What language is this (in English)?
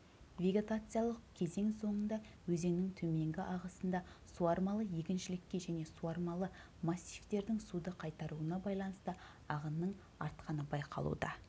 Kazakh